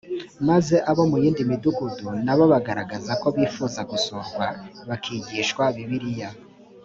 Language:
Kinyarwanda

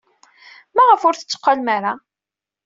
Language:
Kabyle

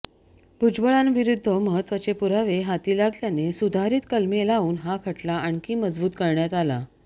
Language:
Marathi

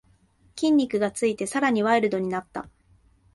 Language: Japanese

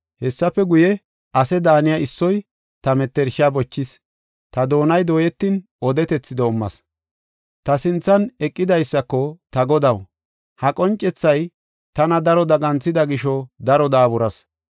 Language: Gofa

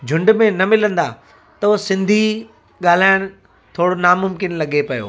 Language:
Sindhi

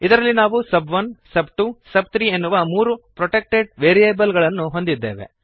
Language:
Kannada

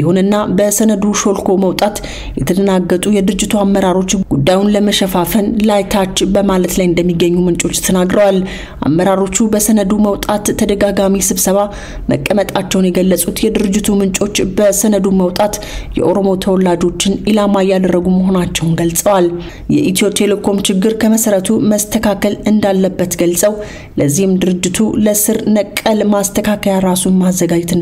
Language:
Arabic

